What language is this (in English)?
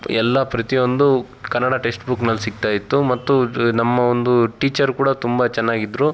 Kannada